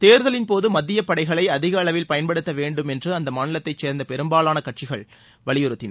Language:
Tamil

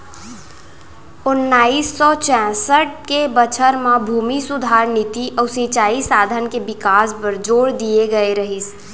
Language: Chhattisgarhi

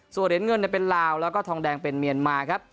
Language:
Thai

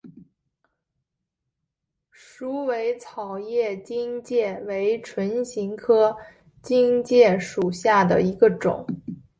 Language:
Chinese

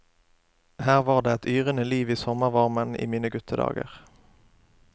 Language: Norwegian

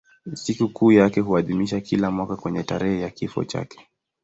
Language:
Swahili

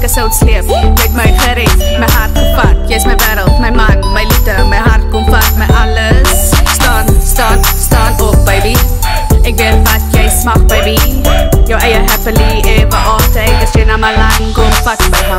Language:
Indonesian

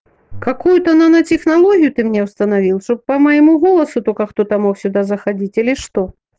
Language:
Russian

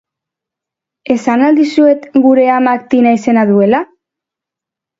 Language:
Basque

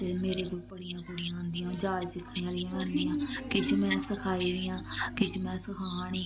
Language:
Dogri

